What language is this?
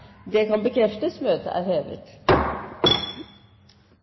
Norwegian Bokmål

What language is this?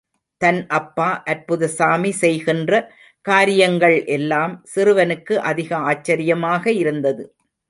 Tamil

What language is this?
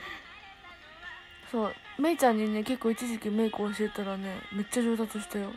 Japanese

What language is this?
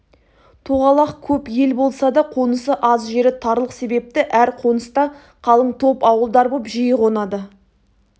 Kazakh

